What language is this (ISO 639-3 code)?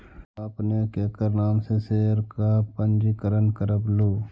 mag